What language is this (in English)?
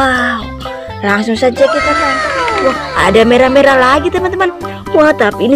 Indonesian